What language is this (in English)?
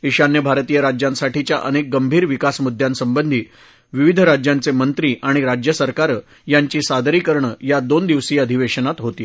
Marathi